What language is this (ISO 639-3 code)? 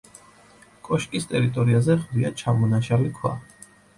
kat